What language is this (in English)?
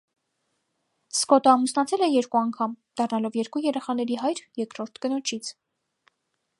Armenian